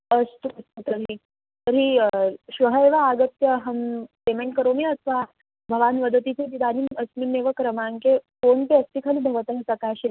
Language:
Sanskrit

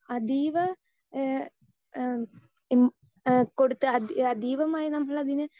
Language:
Malayalam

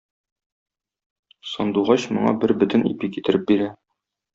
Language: Tatar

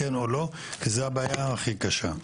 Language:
Hebrew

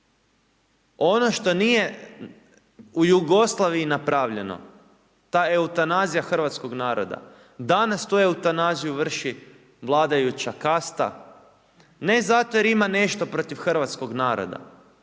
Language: Croatian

